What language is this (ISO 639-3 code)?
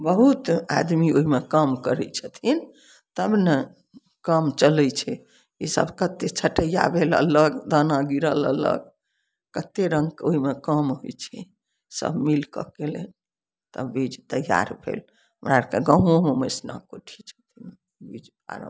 mai